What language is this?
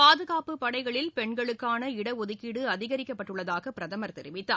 Tamil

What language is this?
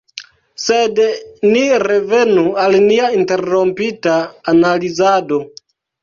Esperanto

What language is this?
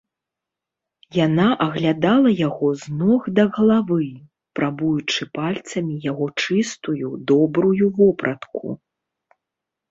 Belarusian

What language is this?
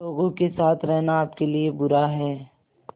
Hindi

